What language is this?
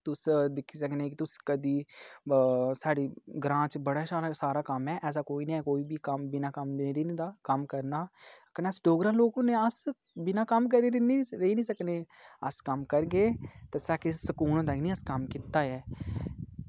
Dogri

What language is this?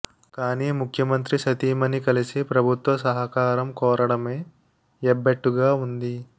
Telugu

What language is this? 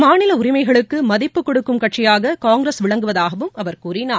Tamil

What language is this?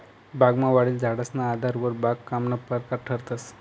Marathi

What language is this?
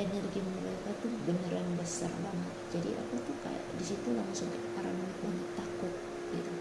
Indonesian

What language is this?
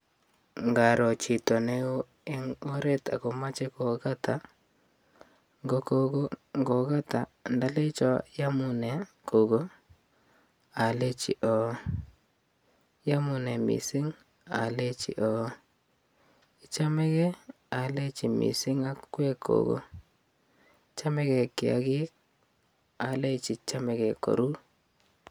Kalenjin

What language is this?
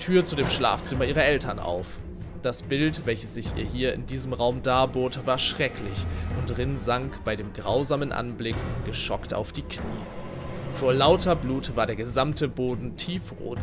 German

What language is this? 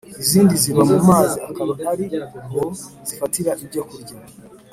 Kinyarwanda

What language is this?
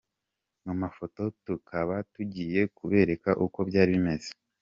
Kinyarwanda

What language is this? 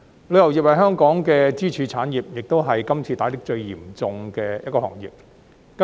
Cantonese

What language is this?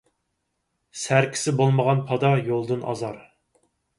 Uyghur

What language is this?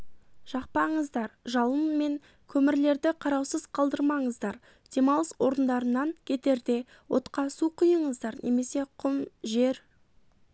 Kazakh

